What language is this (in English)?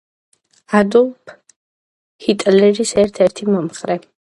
Georgian